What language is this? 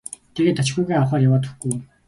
Mongolian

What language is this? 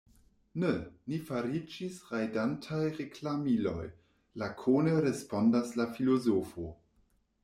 Esperanto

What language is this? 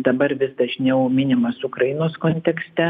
Lithuanian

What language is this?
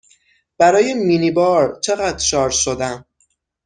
Persian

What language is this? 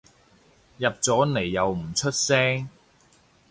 Cantonese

